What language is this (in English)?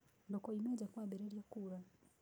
Kikuyu